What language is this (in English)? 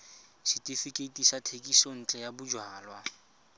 Tswana